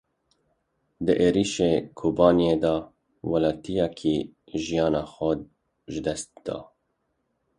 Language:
Kurdish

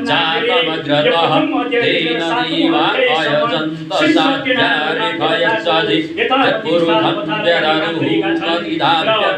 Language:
Romanian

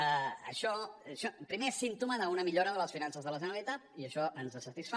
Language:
Catalan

